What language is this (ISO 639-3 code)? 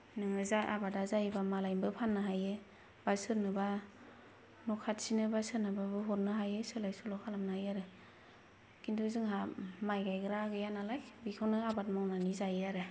brx